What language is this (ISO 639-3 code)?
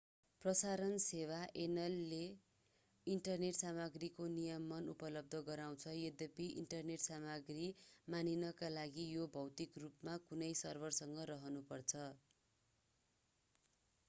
nep